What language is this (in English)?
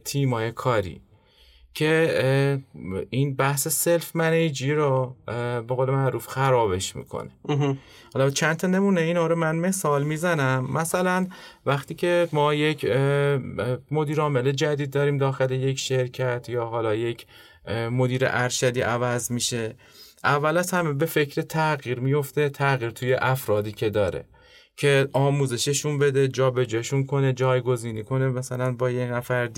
Persian